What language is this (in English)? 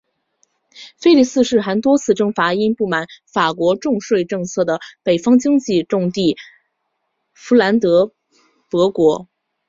Chinese